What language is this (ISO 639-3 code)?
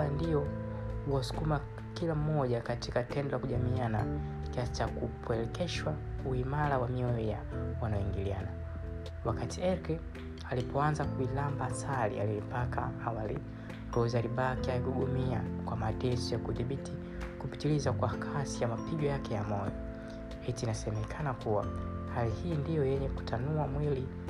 swa